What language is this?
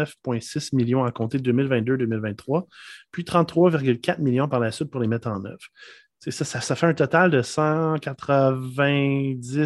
French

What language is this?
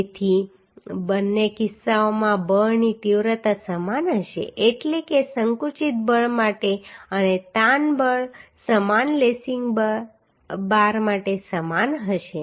Gujarati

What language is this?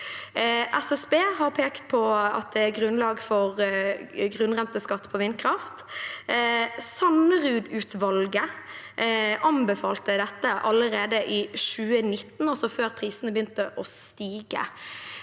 Norwegian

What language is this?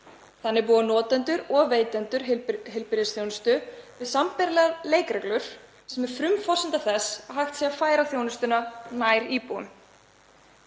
Icelandic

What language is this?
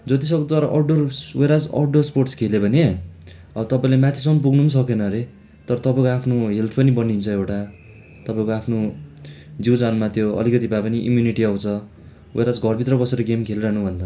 Nepali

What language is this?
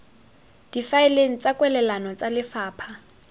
Tswana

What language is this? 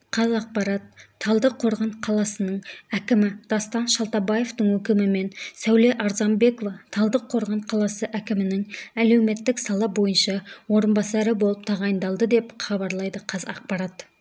Kazakh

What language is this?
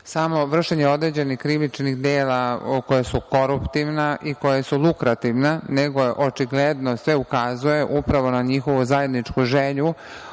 Serbian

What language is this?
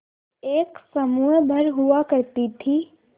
Hindi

